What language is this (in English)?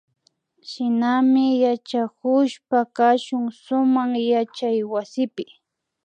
Imbabura Highland Quichua